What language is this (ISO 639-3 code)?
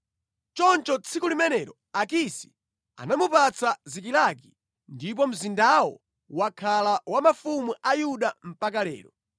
nya